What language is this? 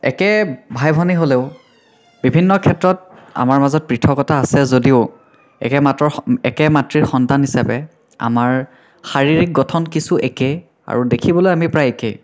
Assamese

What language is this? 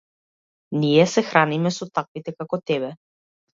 Macedonian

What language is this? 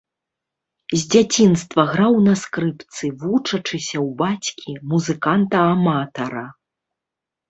Belarusian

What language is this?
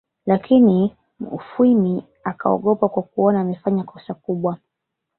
Swahili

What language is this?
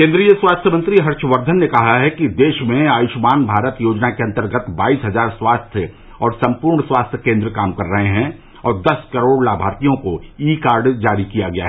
Hindi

